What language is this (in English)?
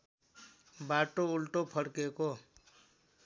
Nepali